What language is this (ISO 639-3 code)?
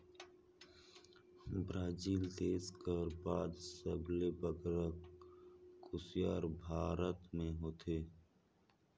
hne